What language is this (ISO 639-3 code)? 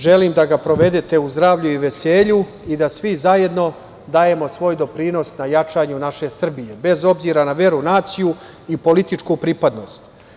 srp